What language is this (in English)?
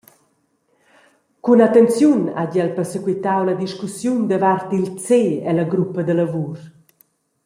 Romansh